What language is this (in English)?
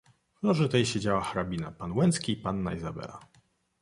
Polish